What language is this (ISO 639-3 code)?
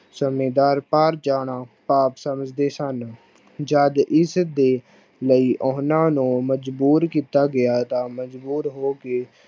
pan